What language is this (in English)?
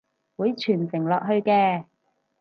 Cantonese